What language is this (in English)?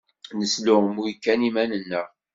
Kabyle